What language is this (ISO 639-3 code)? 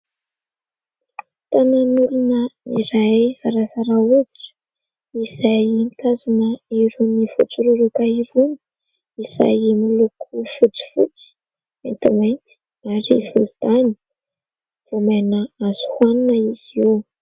mlg